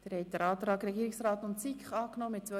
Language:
Swiss German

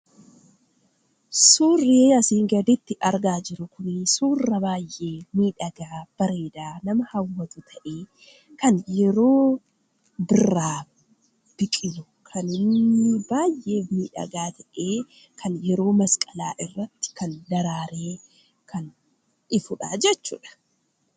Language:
Oromo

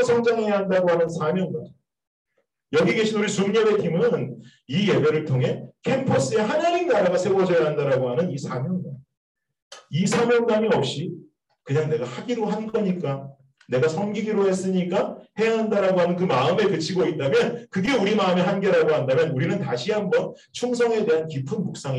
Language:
Korean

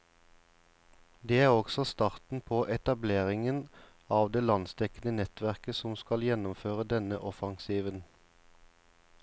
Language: Norwegian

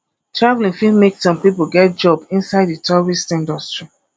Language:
Nigerian Pidgin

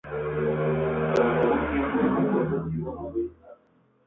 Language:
Spanish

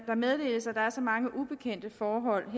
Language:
Danish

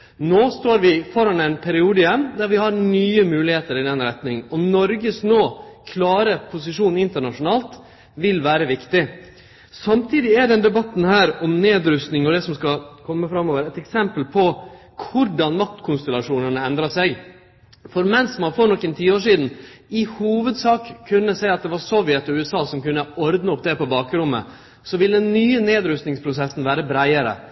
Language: Norwegian Nynorsk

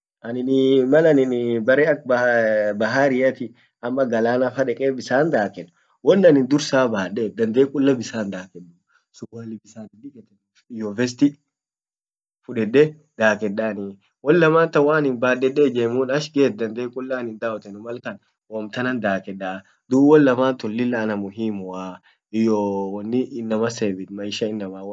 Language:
Orma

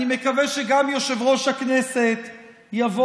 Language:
Hebrew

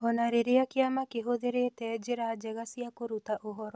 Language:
Kikuyu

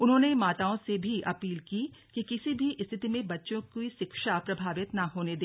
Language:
Hindi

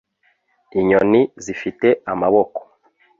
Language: Kinyarwanda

